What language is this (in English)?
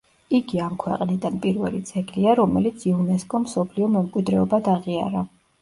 Georgian